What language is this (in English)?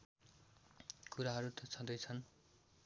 Nepali